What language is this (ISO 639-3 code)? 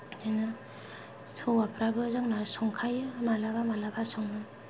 brx